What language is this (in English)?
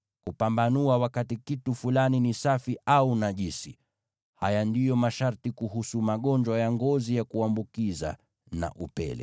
Swahili